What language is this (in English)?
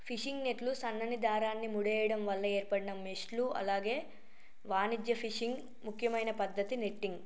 Telugu